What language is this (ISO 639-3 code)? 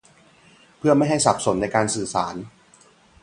tha